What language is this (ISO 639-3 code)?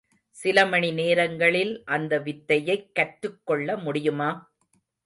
tam